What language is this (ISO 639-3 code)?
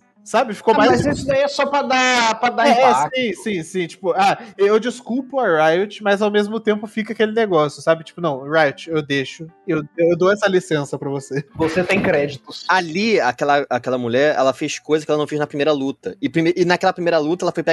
por